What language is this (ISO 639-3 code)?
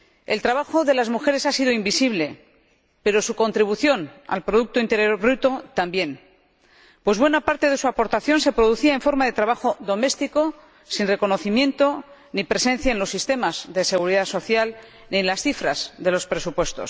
spa